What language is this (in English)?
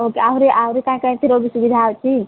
Odia